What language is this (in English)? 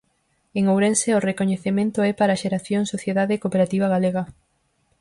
Galician